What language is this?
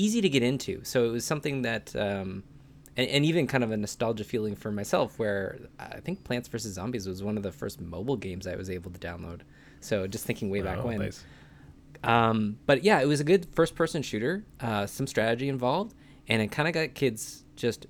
English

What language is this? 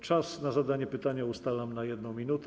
Polish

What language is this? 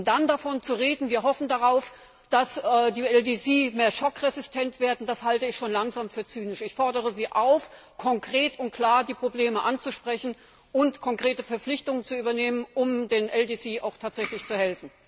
German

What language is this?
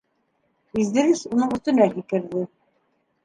Bashkir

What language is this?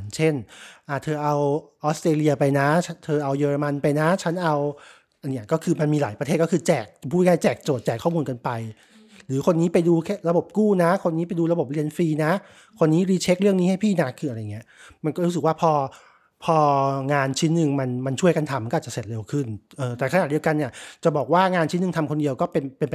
Thai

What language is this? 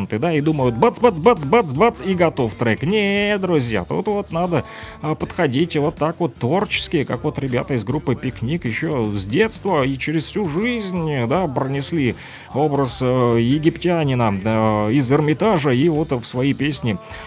Russian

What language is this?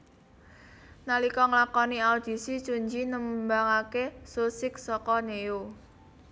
Javanese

